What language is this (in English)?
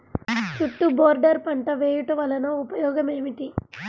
Telugu